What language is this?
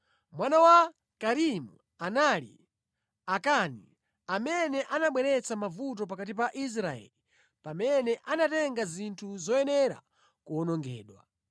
Nyanja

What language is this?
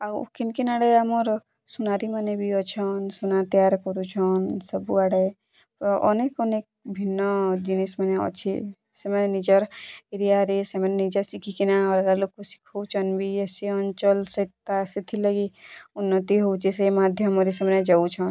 Odia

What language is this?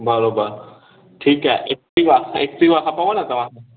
Sindhi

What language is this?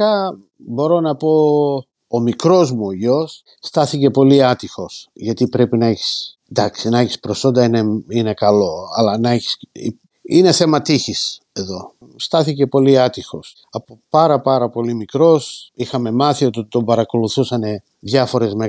Greek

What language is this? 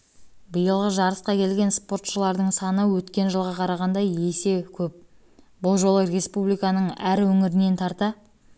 Kazakh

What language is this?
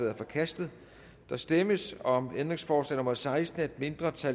Danish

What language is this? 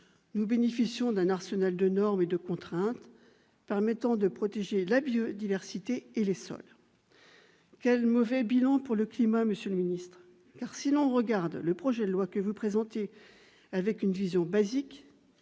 French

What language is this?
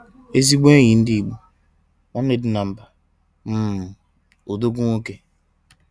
Igbo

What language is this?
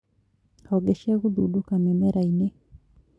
Kikuyu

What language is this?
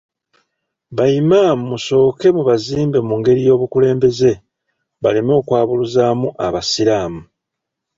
Ganda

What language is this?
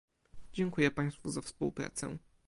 Polish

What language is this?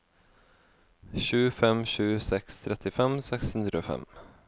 Norwegian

